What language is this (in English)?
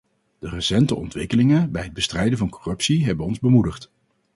Dutch